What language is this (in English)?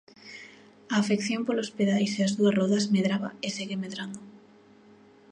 Galician